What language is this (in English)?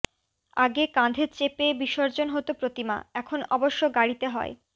Bangla